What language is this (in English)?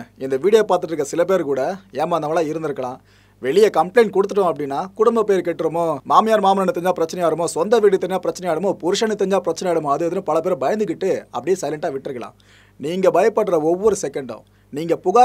Korean